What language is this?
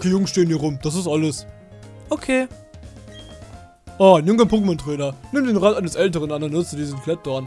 German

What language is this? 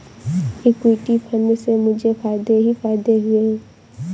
Hindi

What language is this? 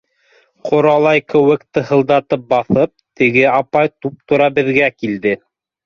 Bashkir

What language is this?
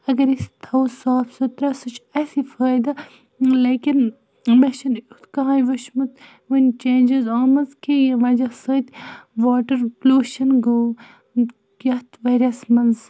Kashmiri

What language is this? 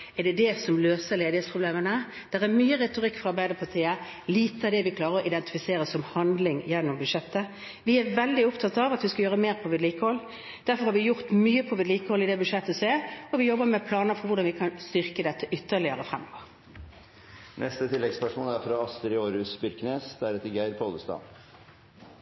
Norwegian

